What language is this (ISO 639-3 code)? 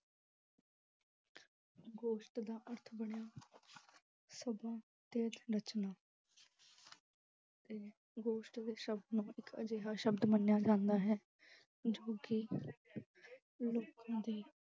pan